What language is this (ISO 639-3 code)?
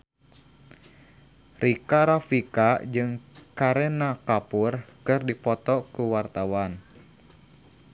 sun